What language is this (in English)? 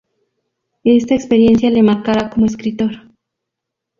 Spanish